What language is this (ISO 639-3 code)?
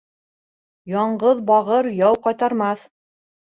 bak